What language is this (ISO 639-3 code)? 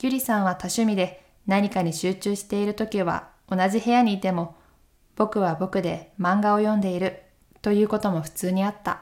jpn